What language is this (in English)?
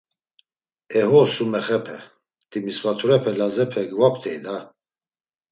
Laz